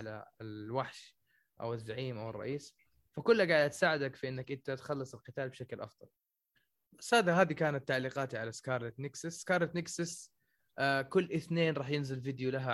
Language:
Arabic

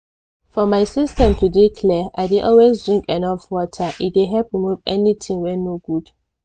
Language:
Nigerian Pidgin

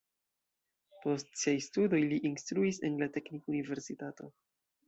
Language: Esperanto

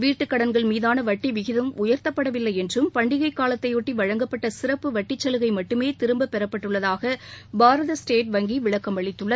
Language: Tamil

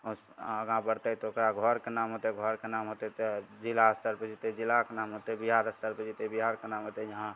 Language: Maithili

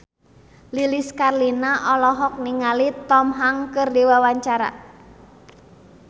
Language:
Sundanese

